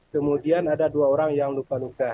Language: Indonesian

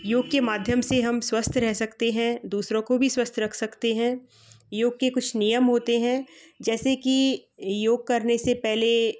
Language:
Hindi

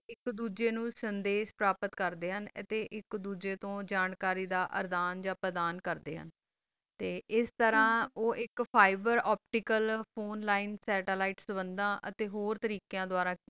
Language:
Punjabi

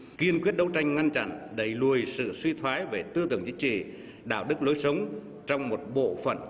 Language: Vietnamese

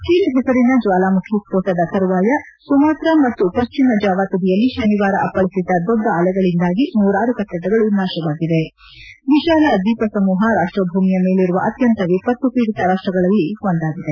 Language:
Kannada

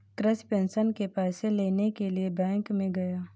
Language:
Hindi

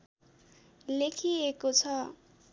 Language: Nepali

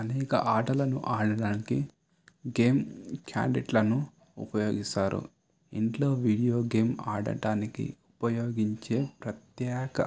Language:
Telugu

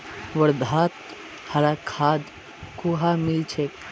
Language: Magahi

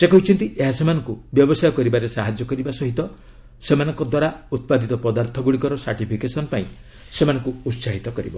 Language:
Odia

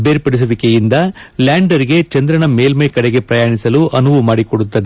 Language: Kannada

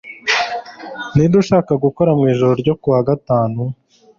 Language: Kinyarwanda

